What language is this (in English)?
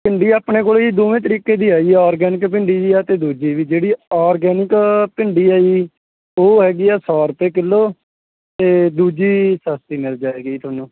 Punjabi